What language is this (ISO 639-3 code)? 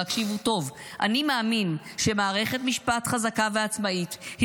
heb